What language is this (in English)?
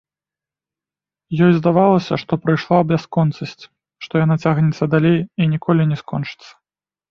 Belarusian